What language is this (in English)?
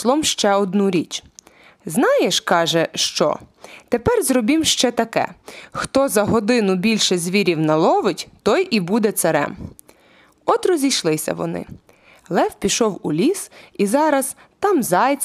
Ukrainian